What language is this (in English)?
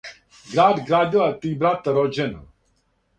Serbian